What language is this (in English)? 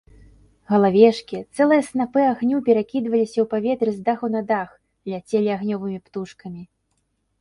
Belarusian